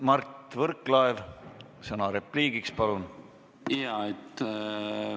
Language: Estonian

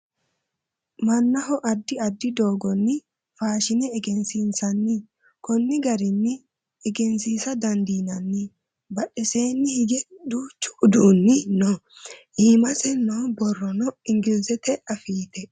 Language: Sidamo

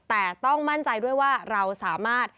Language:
Thai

